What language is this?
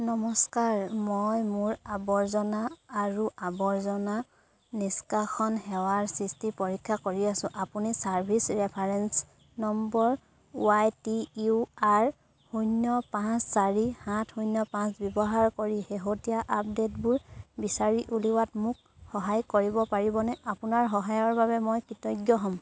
Assamese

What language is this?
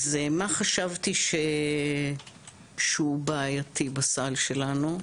Hebrew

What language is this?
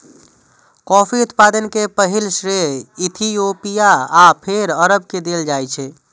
Maithili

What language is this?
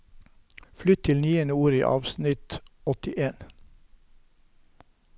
Norwegian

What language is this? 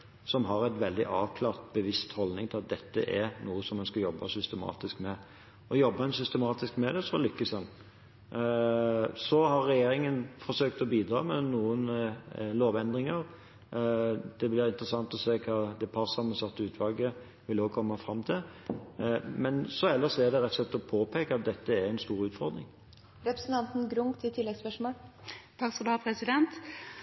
Norwegian Bokmål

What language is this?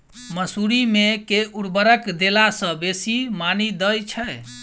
Maithili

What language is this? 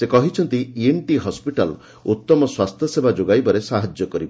Odia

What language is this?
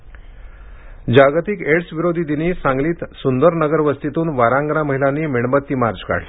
Marathi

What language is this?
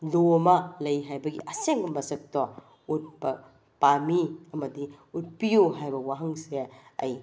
Manipuri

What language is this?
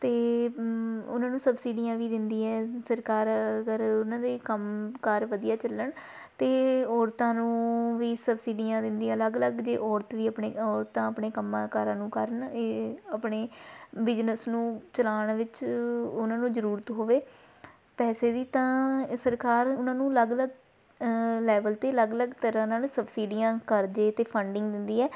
Punjabi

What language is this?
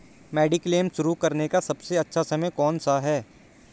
Hindi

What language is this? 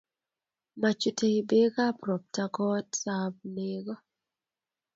Kalenjin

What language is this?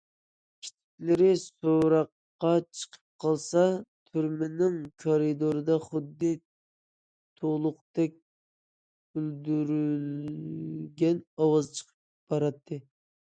Uyghur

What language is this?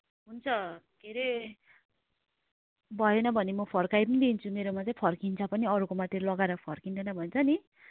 Nepali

